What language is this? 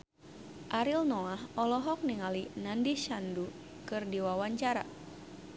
Sundanese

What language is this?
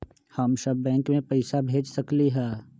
Magahi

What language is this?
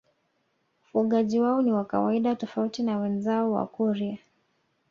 Swahili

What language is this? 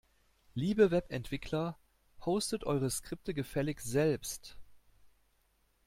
German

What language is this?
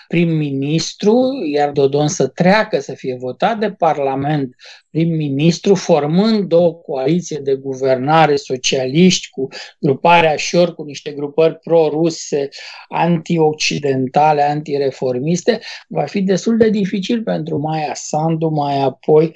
Romanian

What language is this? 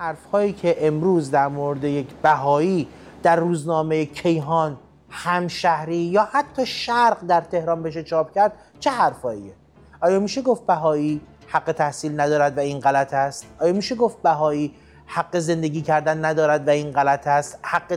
Persian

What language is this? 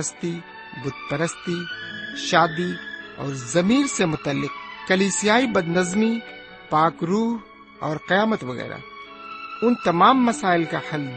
Urdu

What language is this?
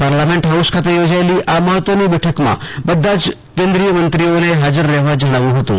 Gujarati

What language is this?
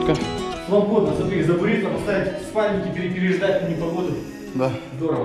Russian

